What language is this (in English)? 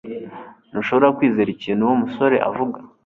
Kinyarwanda